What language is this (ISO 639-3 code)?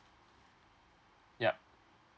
eng